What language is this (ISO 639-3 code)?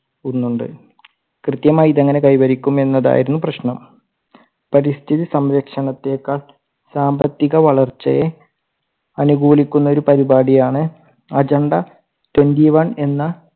mal